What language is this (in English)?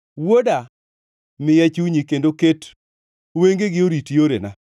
Luo (Kenya and Tanzania)